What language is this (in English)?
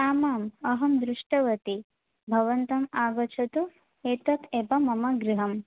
Sanskrit